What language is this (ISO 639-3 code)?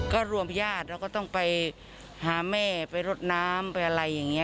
tha